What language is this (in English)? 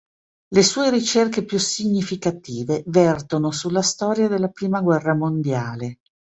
Italian